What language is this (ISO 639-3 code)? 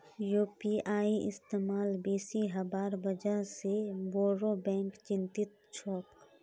mag